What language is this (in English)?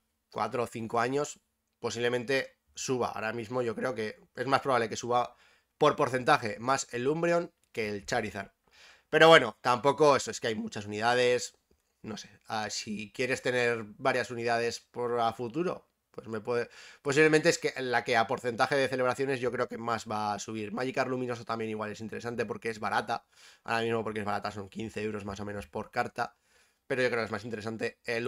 Spanish